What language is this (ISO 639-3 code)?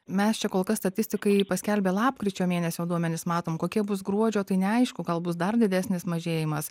lit